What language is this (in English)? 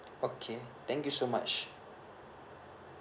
English